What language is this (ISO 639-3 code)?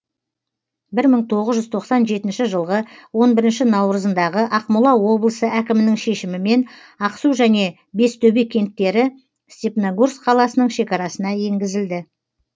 kaz